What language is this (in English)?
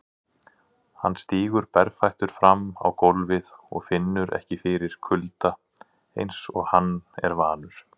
Icelandic